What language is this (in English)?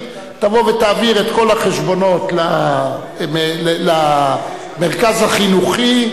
Hebrew